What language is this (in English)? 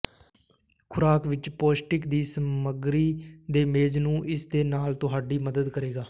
Punjabi